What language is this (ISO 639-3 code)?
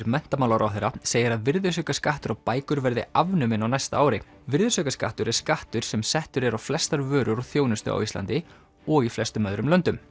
isl